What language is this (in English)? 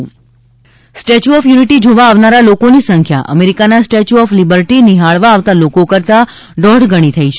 Gujarati